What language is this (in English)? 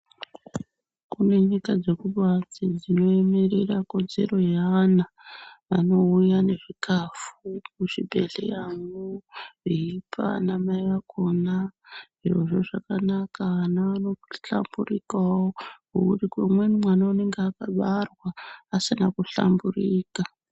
Ndau